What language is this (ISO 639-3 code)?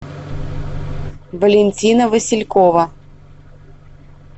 rus